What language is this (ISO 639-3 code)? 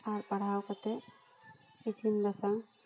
sat